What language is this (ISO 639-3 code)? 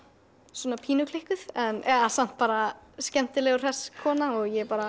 isl